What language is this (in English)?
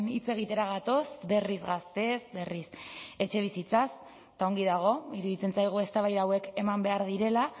Basque